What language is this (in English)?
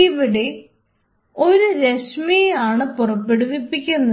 Malayalam